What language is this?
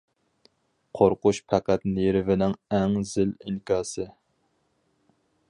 Uyghur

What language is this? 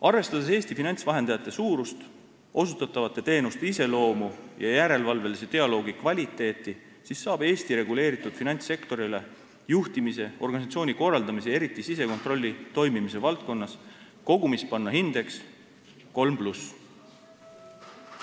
Estonian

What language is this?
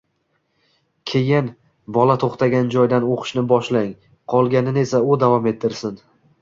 Uzbek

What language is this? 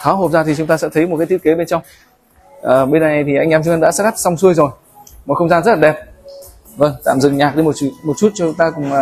Vietnamese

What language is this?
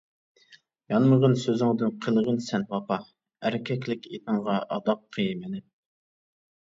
Uyghur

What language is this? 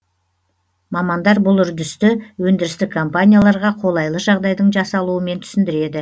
Kazakh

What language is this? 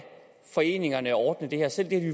Danish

